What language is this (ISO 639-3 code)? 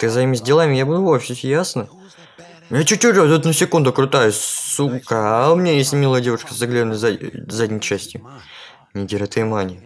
rus